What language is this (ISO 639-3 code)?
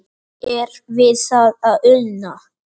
isl